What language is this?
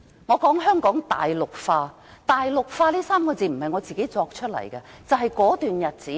Cantonese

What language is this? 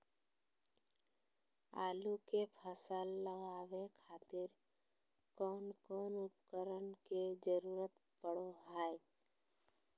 Magahi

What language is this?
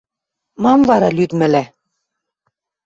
Western Mari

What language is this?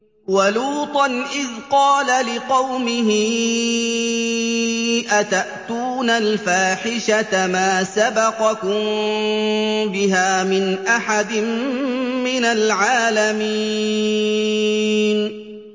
Arabic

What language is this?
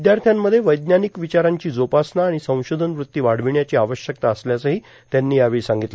Marathi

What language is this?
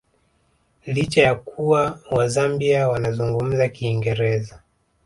Swahili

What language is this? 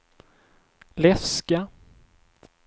Swedish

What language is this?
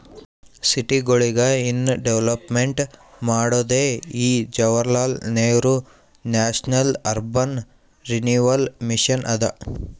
Kannada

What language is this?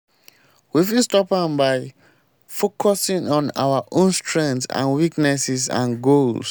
Nigerian Pidgin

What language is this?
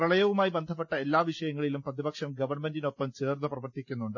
Malayalam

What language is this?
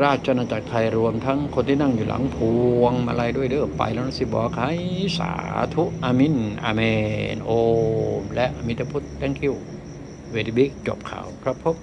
Thai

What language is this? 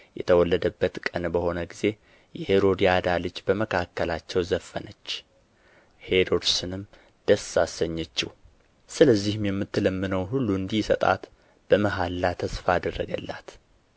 Amharic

